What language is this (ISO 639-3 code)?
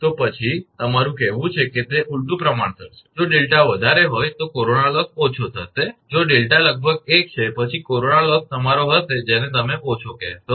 guj